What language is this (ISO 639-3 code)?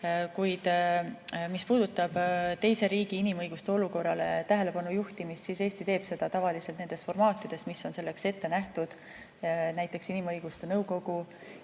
est